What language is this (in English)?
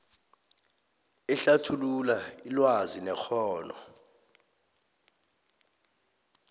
South Ndebele